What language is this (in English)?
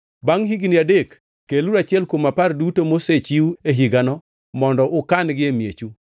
Luo (Kenya and Tanzania)